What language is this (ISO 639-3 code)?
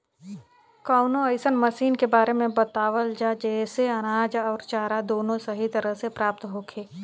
bho